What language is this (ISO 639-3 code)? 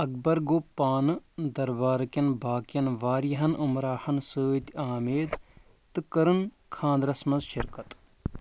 kas